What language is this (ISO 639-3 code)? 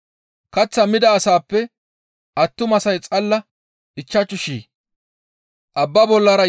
gmv